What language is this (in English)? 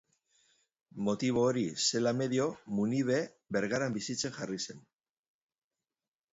Basque